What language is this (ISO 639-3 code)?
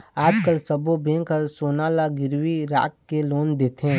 hne